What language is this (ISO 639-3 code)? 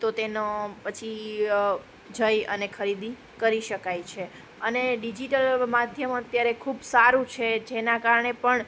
guj